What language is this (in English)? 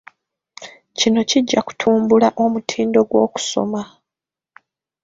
Ganda